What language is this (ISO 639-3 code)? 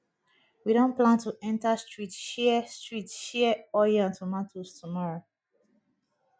pcm